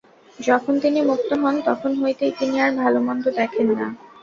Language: Bangla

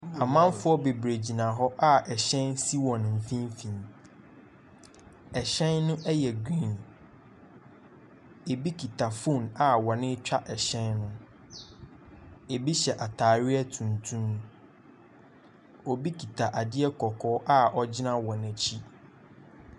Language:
Akan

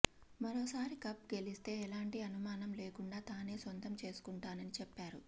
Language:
Telugu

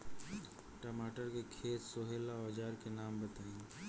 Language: Bhojpuri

